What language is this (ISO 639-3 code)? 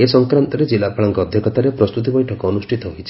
ori